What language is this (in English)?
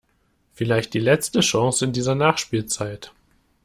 German